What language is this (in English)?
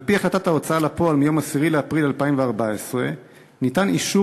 Hebrew